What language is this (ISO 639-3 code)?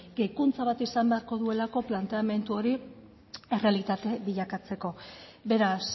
eus